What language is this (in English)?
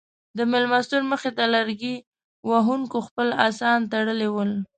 Pashto